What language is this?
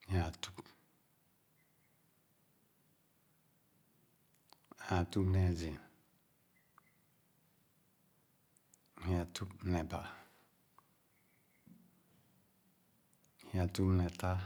Khana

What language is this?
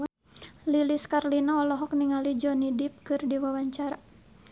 Sundanese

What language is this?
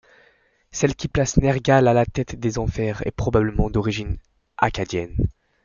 French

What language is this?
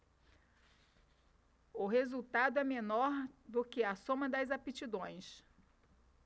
Portuguese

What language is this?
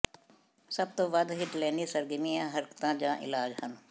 Punjabi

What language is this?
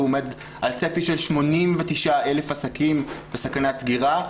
Hebrew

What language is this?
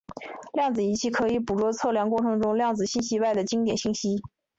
Chinese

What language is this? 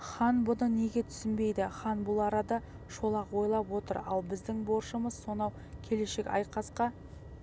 Kazakh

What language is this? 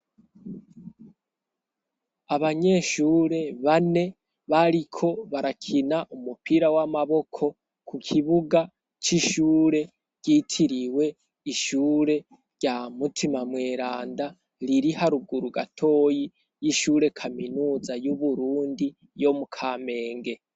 Rundi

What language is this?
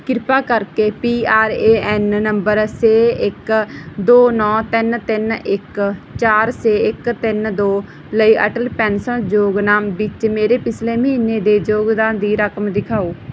Punjabi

